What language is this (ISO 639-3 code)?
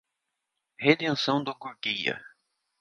por